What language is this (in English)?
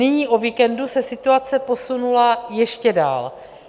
Czech